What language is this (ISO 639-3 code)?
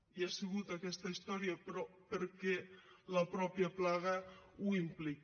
cat